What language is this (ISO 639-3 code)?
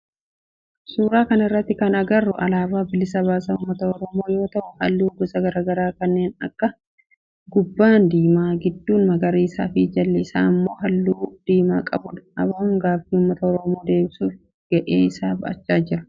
orm